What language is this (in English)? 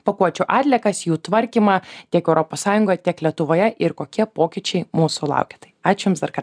Lithuanian